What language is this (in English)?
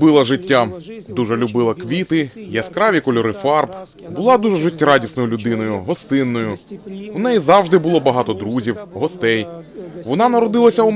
Ukrainian